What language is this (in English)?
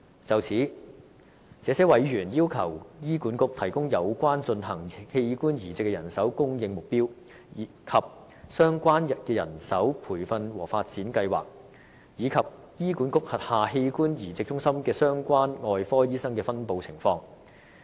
Cantonese